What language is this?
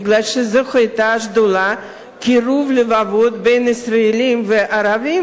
Hebrew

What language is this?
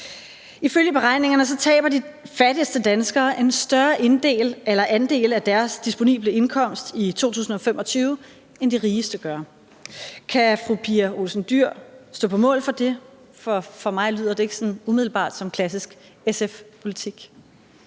Danish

